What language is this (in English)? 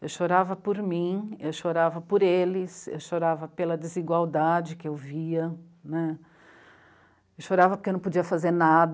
Portuguese